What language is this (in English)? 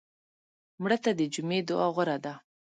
Pashto